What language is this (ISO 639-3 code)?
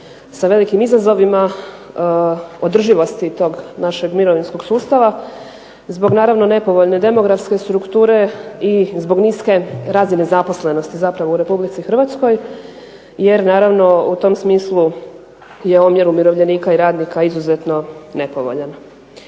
hrv